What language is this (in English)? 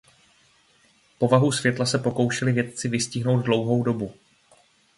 Czech